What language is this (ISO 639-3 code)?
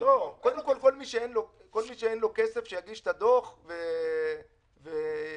heb